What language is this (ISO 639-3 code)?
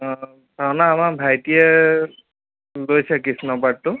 asm